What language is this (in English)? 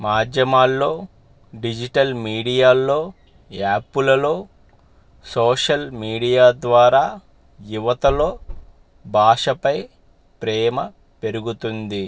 Telugu